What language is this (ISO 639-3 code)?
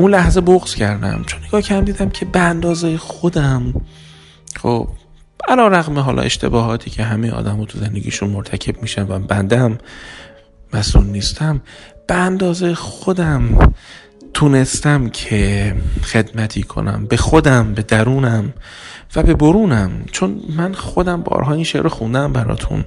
fas